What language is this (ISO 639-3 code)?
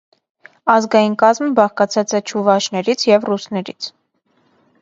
hye